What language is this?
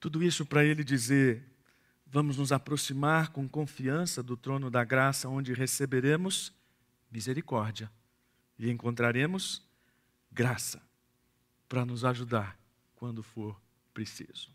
Portuguese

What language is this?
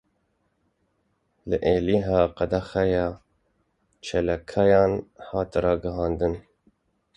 Kurdish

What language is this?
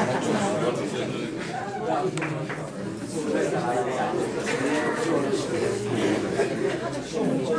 Italian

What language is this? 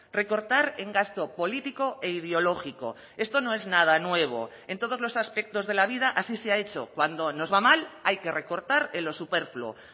Spanish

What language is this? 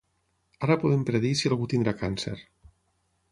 Catalan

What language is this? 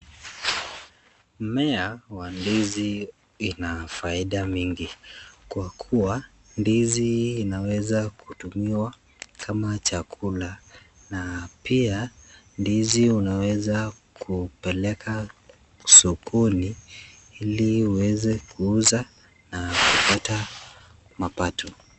Swahili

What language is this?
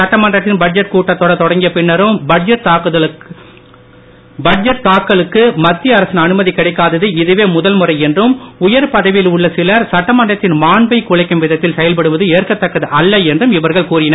Tamil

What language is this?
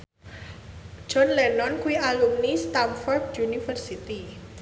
Javanese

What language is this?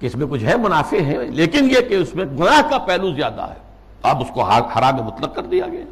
Urdu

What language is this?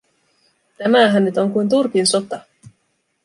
Finnish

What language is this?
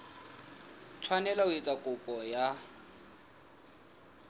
Southern Sotho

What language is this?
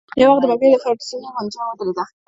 Pashto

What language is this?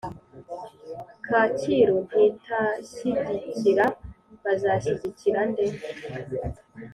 Kinyarwanda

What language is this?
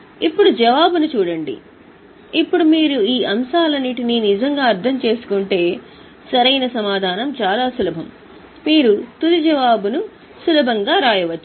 Telugu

